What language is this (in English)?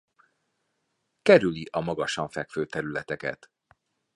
Hungarian